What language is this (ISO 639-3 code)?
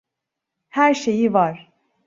tur